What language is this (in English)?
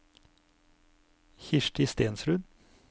Norwegian